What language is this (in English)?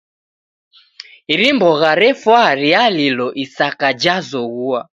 Taita